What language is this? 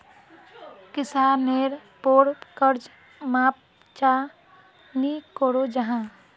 Magahi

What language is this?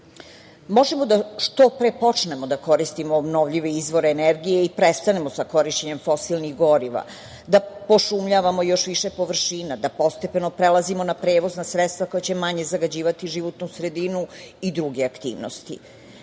Serbian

